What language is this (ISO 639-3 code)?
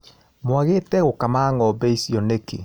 kik